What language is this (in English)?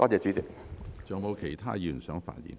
Cantonese